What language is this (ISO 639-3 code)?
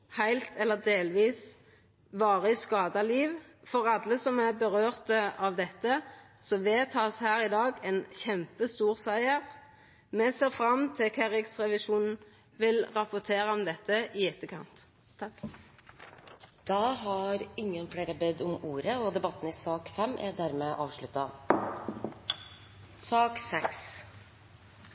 nor